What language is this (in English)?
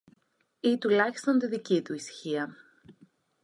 Greek